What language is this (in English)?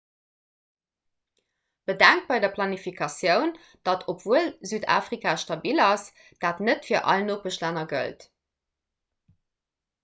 Luxembourgish